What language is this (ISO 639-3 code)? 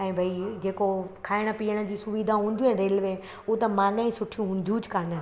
snd